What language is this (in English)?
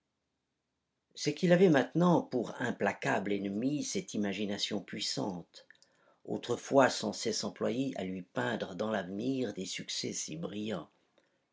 French